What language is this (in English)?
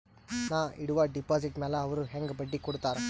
Kannada